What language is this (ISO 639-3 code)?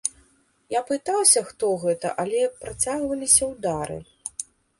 bel